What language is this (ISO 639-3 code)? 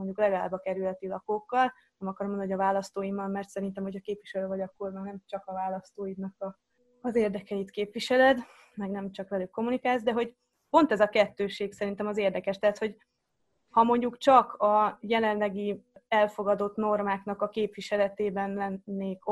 hun